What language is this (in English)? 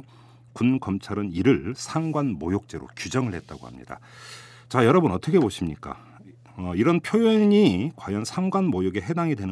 Korean